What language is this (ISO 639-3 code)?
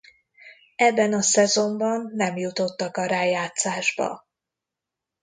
hun